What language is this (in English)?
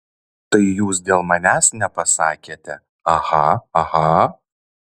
Lithuanian